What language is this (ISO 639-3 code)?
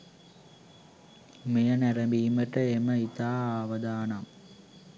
sin